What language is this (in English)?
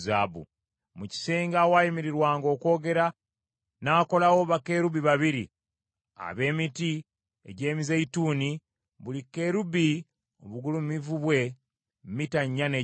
Ganda